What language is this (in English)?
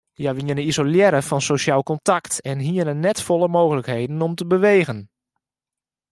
Western Frisian